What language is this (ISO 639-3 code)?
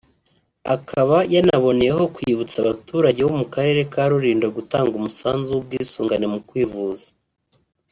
kin